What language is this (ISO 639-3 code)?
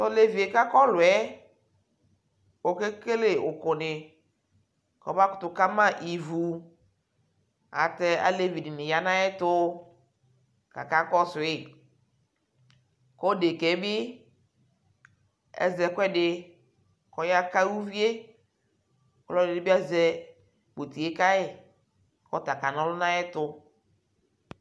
kpo